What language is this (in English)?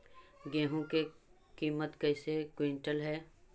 Magahi